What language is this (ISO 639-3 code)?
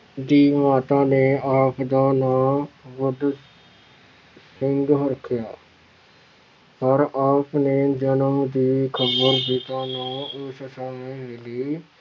pan